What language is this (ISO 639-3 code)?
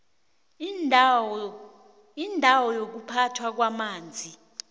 nbl